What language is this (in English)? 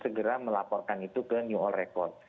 Indonesian